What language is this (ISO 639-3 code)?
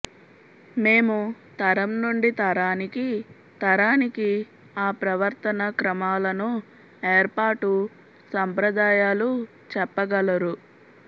tel